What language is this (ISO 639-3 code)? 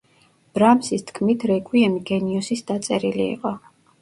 kat